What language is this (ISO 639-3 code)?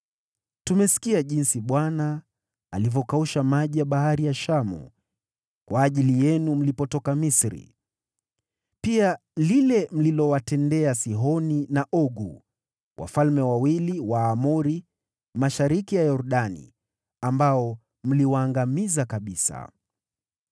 swa